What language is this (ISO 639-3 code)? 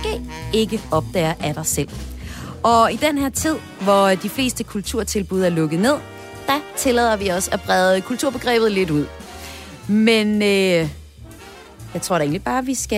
dan